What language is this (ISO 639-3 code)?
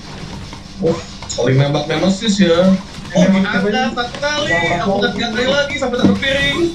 ind